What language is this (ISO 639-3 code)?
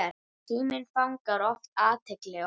isl